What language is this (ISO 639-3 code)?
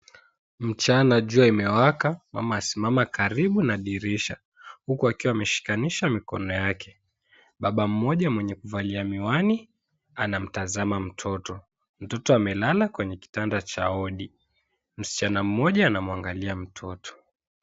swa